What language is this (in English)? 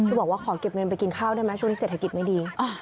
Thai